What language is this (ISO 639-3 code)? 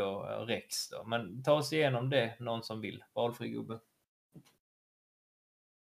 swe